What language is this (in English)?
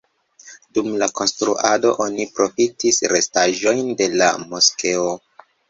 Esperanto